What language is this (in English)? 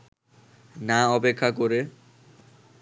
Bangla